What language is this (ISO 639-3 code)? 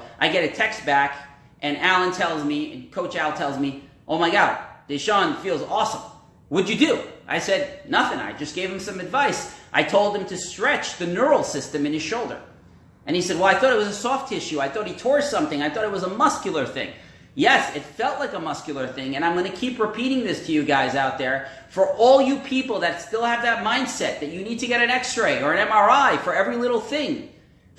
eng